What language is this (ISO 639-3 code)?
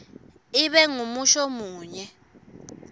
ssw